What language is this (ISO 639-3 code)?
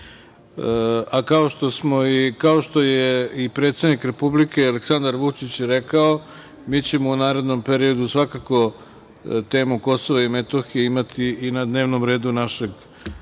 srp